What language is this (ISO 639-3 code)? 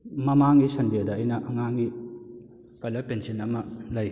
mni